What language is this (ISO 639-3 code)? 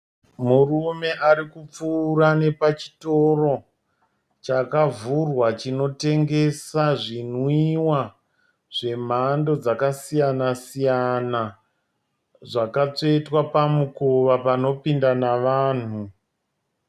sna